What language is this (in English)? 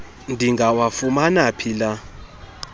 Xhosa